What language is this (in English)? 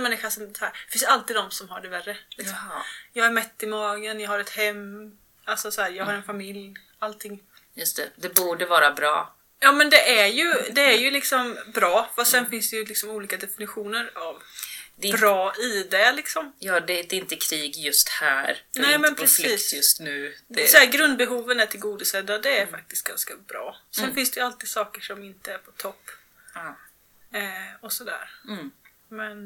Swedish